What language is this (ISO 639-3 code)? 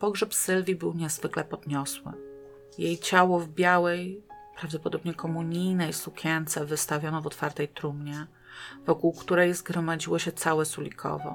pol